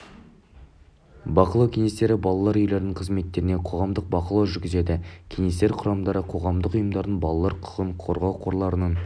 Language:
Kazakh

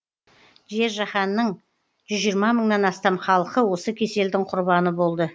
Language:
Kazakh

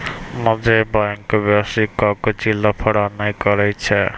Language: Maithili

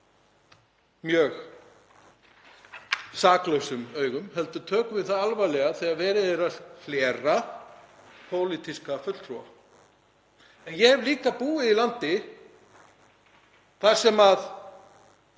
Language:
Icelandic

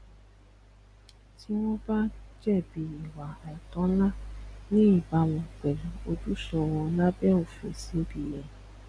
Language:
Yoruba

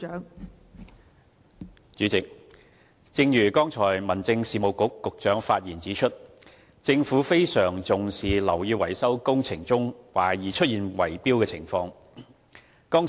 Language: Cantonese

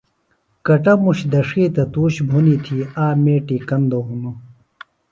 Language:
Phalura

